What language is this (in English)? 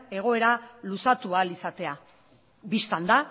Basque